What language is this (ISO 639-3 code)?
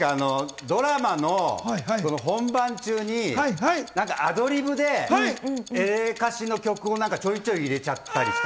jpn